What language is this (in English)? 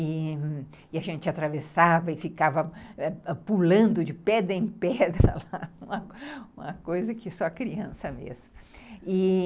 Portuguese